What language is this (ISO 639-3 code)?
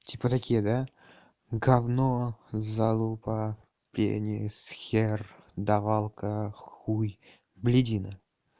rus